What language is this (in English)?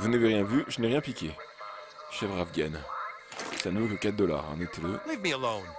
French